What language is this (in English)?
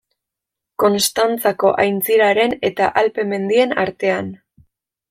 Basque